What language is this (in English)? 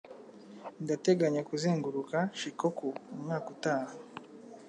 Kinyarwanda